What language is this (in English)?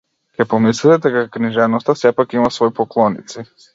Macedonian